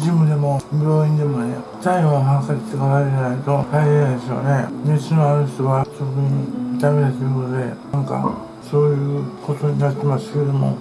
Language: Japanese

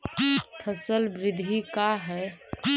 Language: Magahi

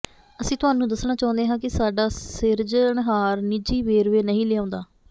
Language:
Punjabi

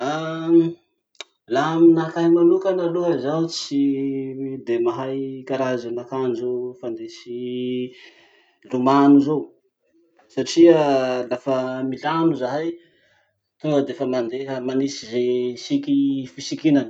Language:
Masikoro Malagasy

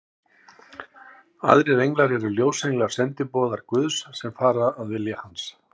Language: Icelandic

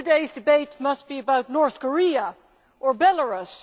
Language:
English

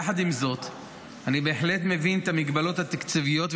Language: Hebrew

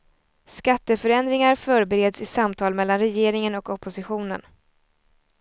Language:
Swedish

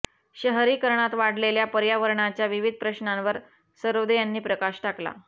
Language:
Marathi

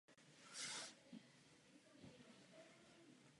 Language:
Czech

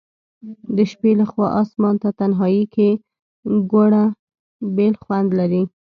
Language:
Pashto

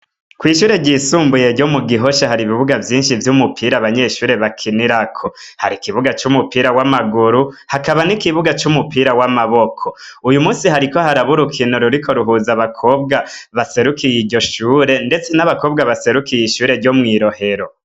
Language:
Rundi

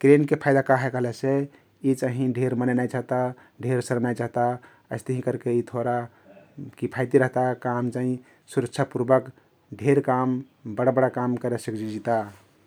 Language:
Kathoriya Tharu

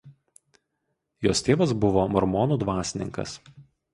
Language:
Lithuanian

